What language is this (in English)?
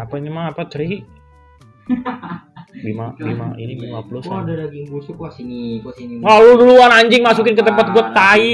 Indonesian